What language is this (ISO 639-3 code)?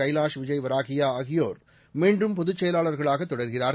tam